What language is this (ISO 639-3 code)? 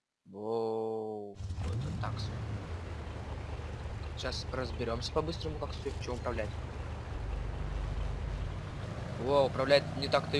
rus